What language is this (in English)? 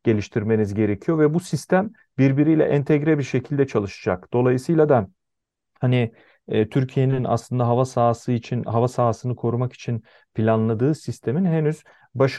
Turkish